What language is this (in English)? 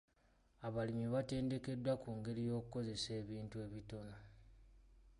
Ganda